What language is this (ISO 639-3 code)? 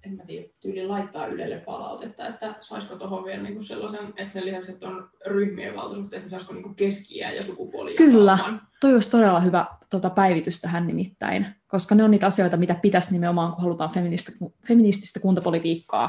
fin